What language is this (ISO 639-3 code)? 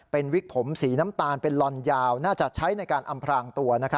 tha